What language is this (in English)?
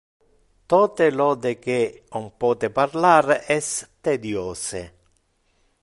Interlingua